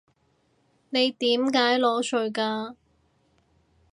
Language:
Cantonese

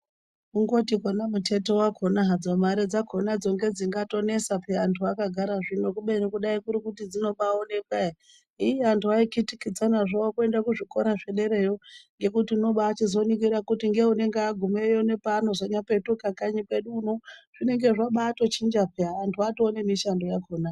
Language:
Ndau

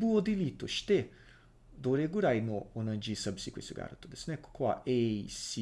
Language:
Japanese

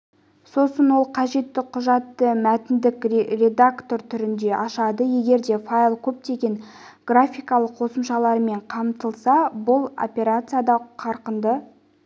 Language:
Kazakh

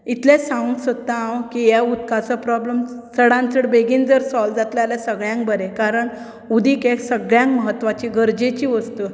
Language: Konkani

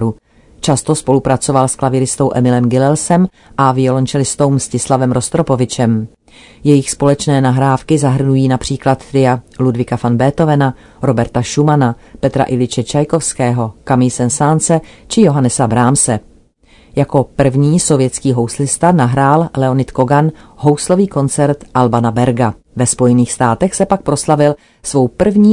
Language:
Czech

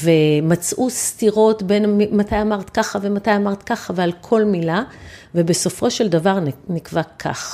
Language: Hebrew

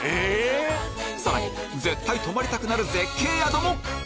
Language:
Japanese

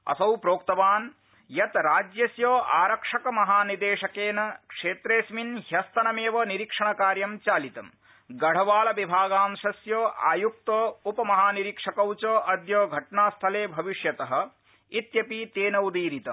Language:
Sanskrit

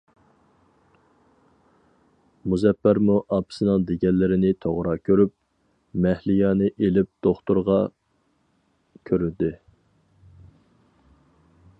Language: Uyghur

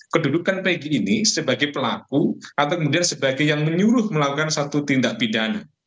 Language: Indonesian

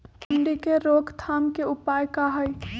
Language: Magahi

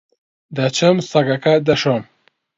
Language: Central Kurdish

